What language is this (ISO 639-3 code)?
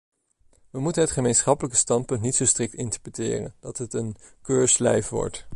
nld